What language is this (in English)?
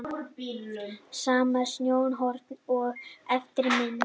Icelandic